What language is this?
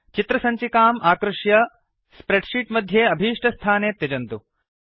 Sanskrit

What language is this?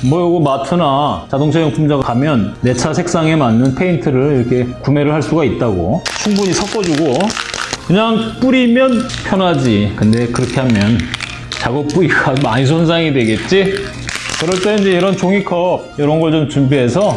Korean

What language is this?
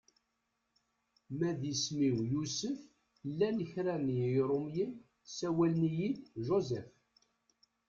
Kabyle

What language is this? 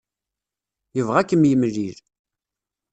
Kabyle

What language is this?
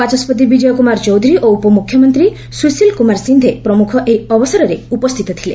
Odia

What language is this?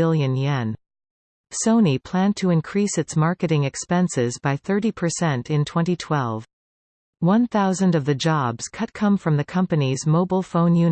English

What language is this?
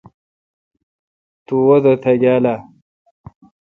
Kalkoti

